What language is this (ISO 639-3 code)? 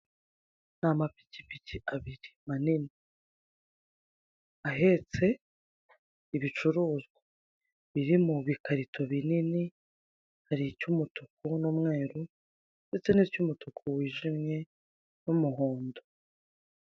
kin